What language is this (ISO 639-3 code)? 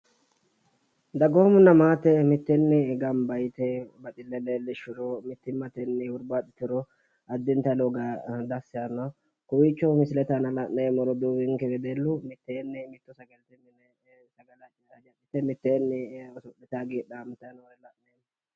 sid